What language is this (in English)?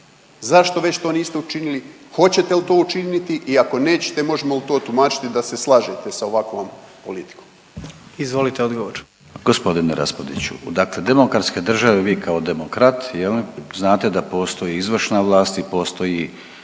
Croatian